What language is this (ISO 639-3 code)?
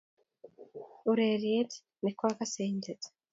kln